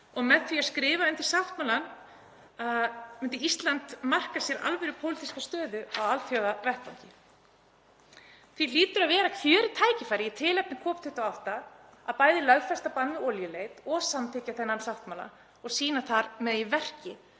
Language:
Icelandic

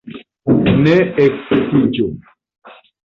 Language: Esperanto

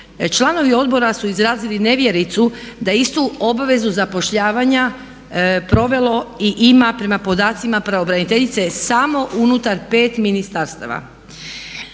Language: Croatian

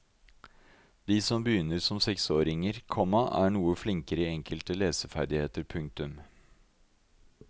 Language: Norwegian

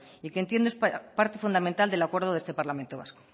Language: Spanish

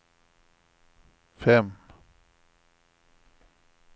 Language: Swedish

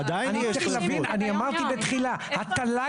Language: Hebrew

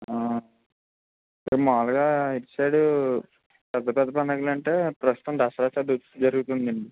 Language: Telugu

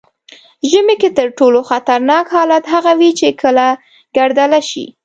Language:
Pashto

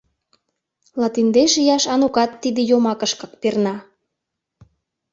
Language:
Mari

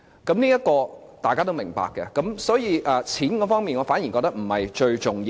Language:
Cantonese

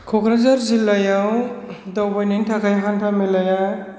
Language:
Bodo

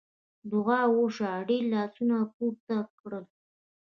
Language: Pashto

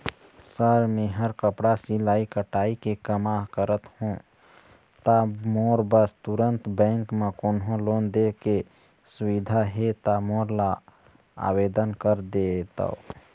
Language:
Chhattisgarhi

